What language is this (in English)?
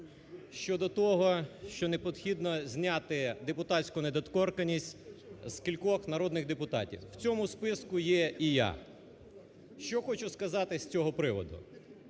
Ukrainian